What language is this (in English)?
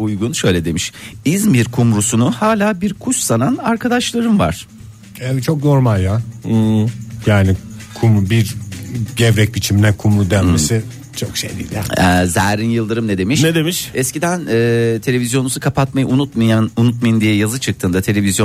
Turkish